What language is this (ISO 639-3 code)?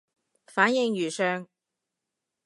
yue